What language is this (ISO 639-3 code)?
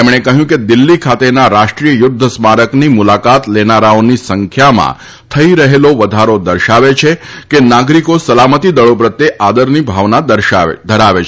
guj